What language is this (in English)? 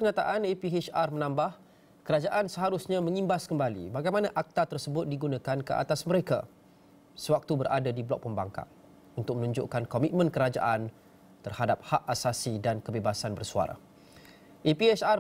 Malay